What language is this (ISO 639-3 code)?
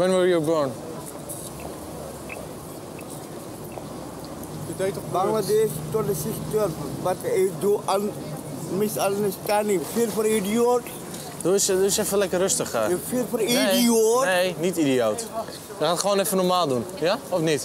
nld